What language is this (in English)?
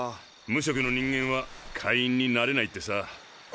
Japanese